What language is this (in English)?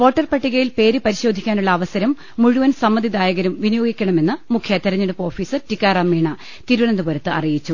Malayalam